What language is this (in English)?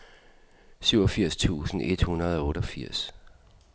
Danish